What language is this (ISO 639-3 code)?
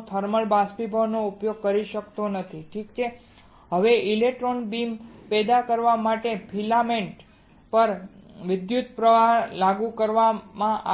guj